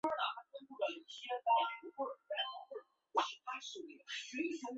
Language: Chinese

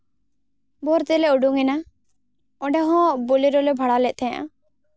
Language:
Santali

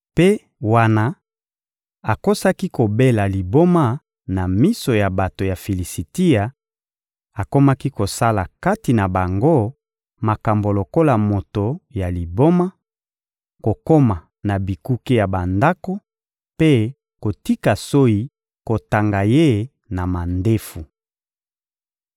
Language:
Lingala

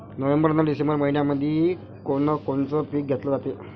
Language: Marathi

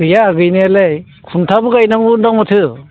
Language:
Bodo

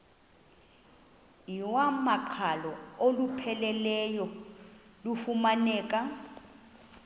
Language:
Xhosa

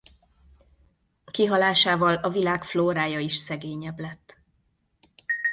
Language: Hungarian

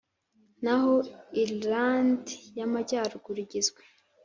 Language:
Kinyarwanda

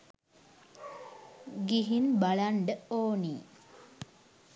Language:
Sinhala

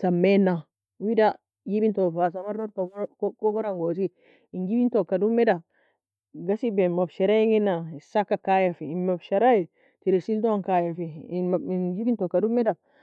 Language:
Nobiin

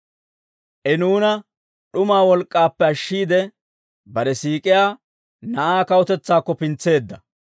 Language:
Dawro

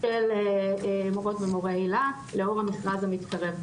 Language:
Hebrew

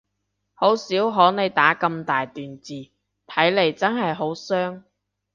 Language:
Cantonese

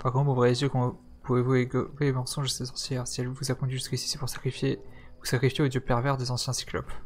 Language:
French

